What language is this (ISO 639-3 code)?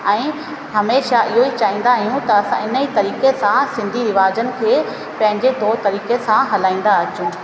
snd